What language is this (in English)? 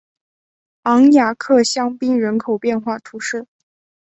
Chinese